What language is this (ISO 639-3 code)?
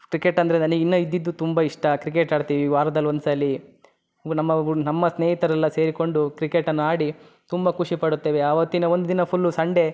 kan